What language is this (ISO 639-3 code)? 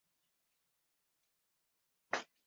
zho